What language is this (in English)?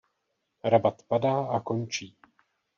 Czech